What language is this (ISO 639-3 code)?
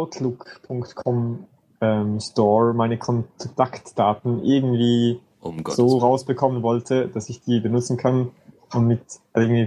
deu